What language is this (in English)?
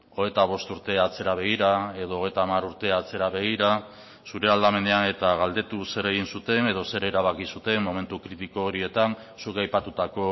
Basque